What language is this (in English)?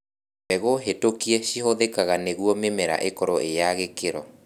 Kikuyu